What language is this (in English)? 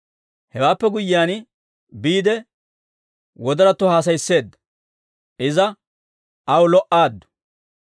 Dawro